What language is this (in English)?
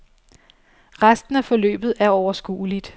Danish